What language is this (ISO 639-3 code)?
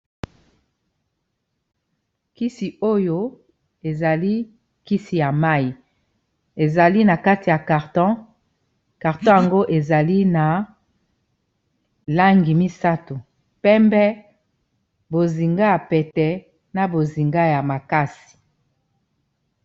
lin